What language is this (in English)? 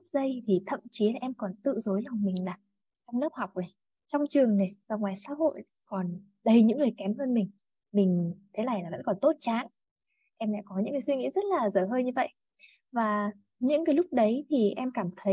Vietnamese